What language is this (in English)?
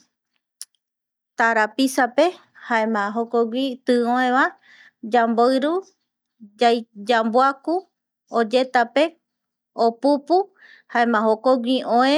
Eastern Bolivian Guaraní